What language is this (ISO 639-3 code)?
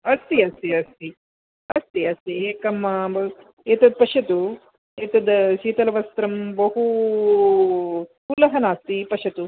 san